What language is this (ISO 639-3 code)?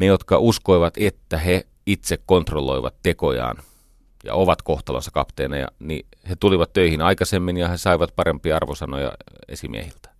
fin